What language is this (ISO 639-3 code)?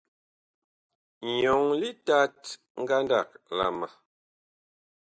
bkh